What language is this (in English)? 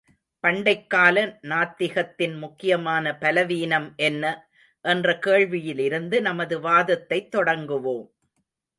Tamil